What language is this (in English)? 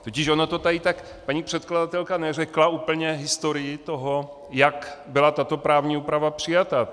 Czech